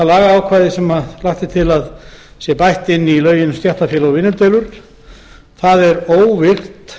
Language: Icelandic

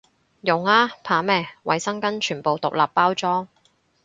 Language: Cantonese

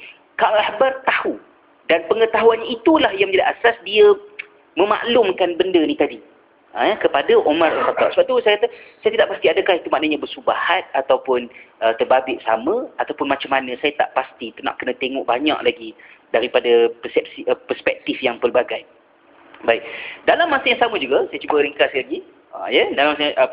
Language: Malay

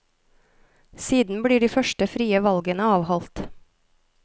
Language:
Norwegian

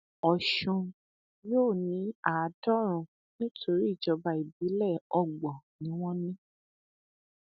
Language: Yoruba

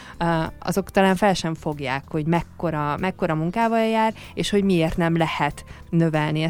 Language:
Hungarian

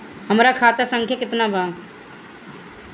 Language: Bhojpuri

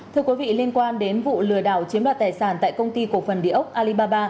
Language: Vietnamese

